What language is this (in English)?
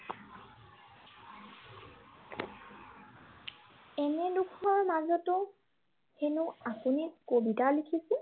Assamese